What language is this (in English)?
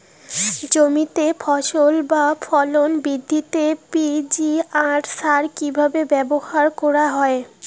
Bangla